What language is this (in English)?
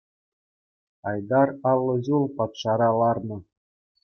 Chuvash